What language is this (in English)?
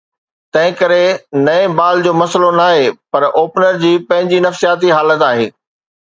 Sindhi